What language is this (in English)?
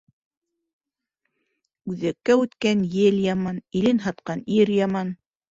Bashkir